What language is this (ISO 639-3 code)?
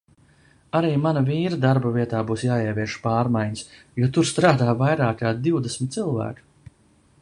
lav